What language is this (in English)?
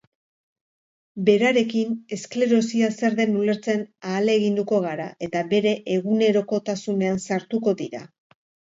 Basque